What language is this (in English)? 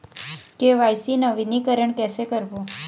Chhattisgarhi